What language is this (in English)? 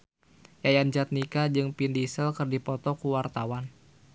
Sundanese